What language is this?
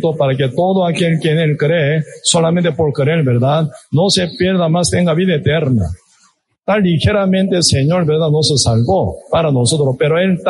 Spanish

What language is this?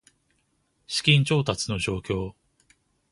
Japanese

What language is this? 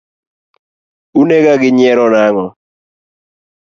Luo (Kenya and Tanzania)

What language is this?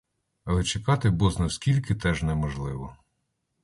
Ukrainian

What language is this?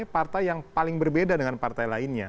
Indonesian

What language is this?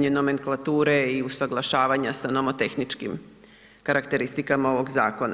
Croatian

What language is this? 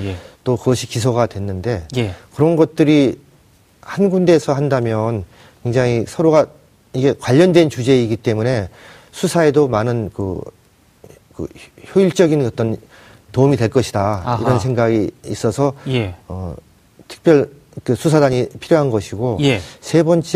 Korean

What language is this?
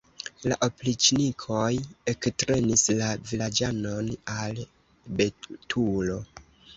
Esperanto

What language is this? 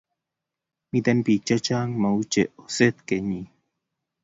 Kalenjin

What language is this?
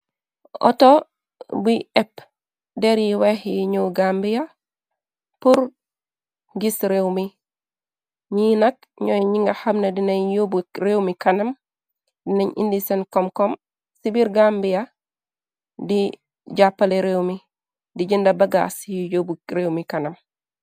Wolof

